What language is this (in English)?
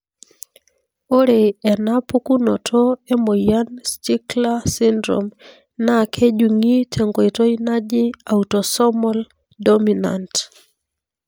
Masai